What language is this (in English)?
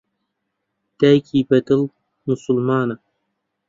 Central Kurdish